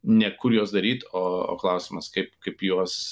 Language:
Lithuanian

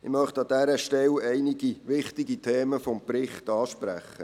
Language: Swiss German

